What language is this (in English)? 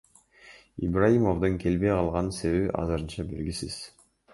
Kyrgyz